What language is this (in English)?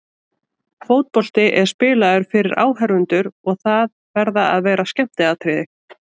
Icelandic